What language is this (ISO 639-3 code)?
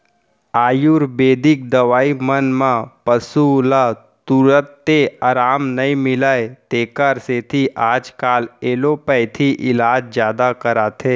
hne